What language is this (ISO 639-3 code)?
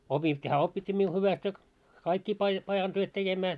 fin